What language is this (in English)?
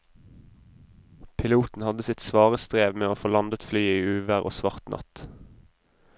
Norwegian